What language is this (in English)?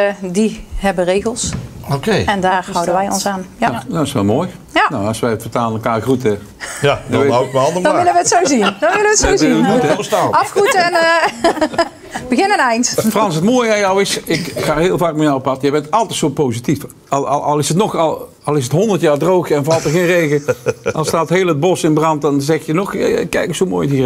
Dutch